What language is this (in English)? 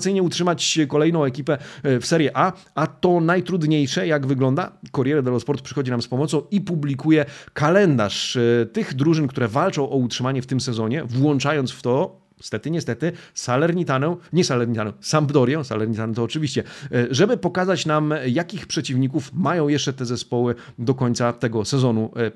Polish